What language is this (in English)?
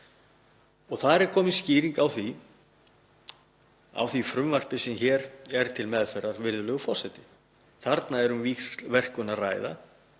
Icelandic